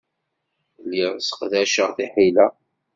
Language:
Kabyle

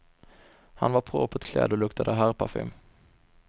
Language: Swedish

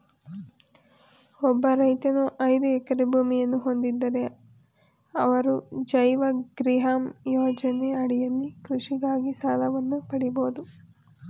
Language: Kannada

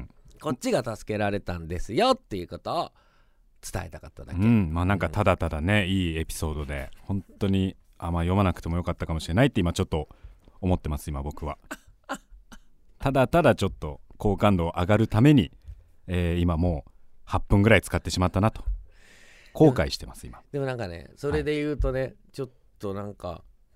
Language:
Japanese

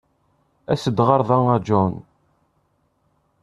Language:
Kabyle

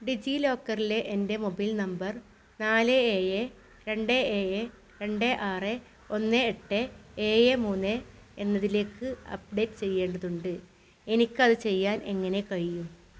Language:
Malayalam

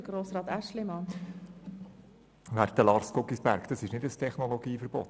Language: Swiss German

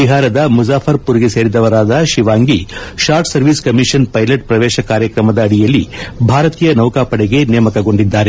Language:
Kannada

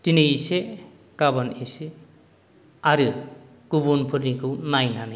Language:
Bodo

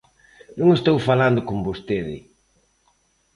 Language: Galician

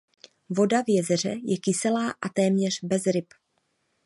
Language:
Czech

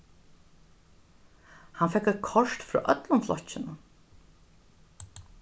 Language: Faroese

